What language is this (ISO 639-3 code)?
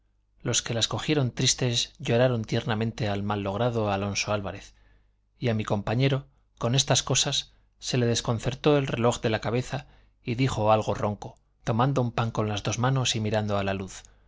spa